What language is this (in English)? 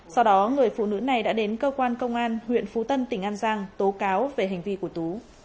Vietnamese